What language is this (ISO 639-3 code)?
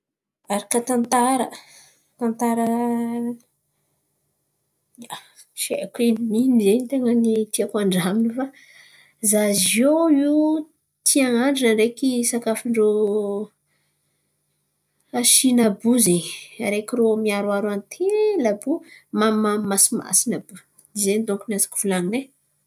xmv